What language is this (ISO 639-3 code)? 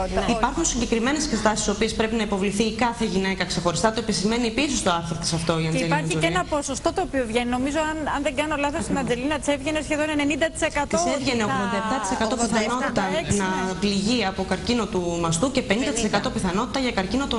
ell